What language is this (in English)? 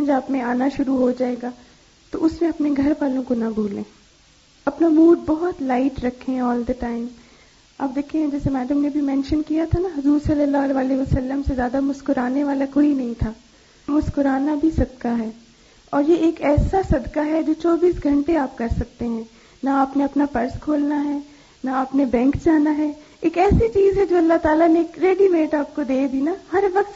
Urdu